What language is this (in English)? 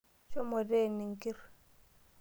Masai